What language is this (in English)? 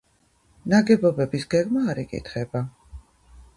Georgian